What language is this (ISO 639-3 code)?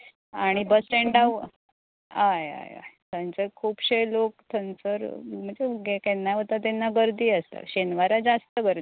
kok